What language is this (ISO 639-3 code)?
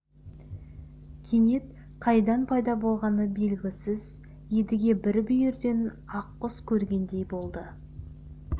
kaz